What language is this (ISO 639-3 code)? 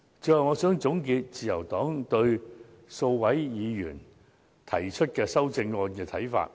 yue